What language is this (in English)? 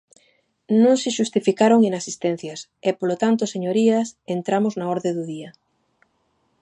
Galician